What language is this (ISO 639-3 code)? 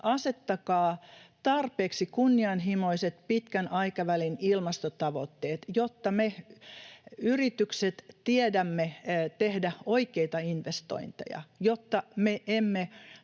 fin